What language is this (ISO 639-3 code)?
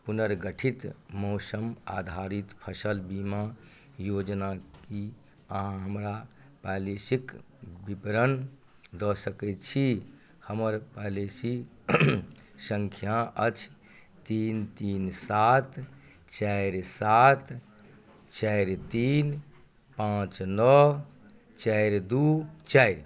mai